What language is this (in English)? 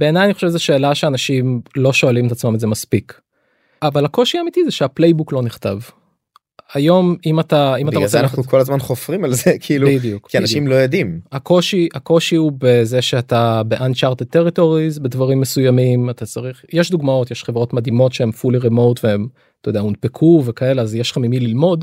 Hebrew